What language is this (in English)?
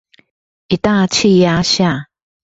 Chinese